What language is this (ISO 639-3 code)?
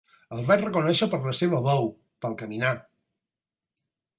cat